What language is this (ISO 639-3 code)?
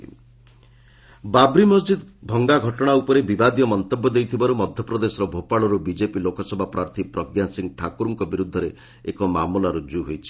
ori